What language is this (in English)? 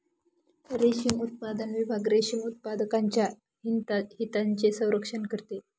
Marathi